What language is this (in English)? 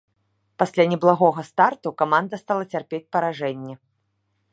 Belarusian